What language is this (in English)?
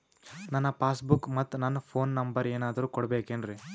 Kannada